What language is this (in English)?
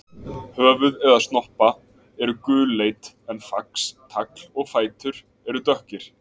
Icelandic